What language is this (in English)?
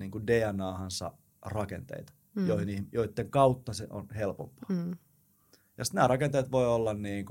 Finnish